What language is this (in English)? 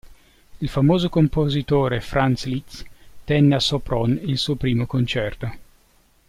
Italian